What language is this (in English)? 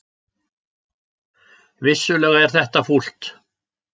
Icelandic